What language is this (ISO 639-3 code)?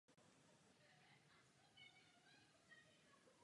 ces